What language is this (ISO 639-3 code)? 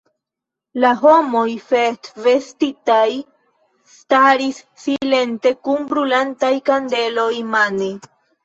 epo